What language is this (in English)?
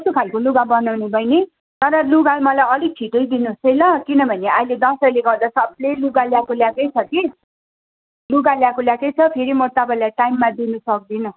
Nepali